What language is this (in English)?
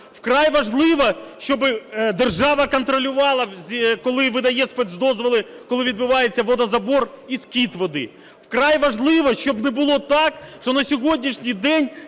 Ukrainian